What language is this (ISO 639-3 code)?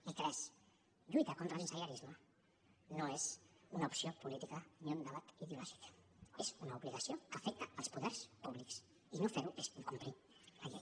cat